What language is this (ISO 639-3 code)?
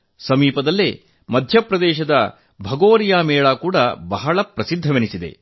kan